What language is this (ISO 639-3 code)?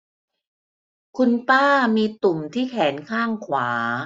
tha